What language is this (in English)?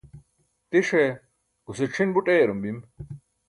Burushaski